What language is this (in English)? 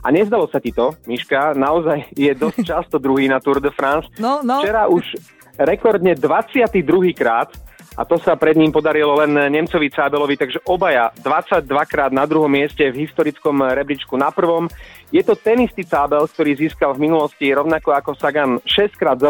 Slovak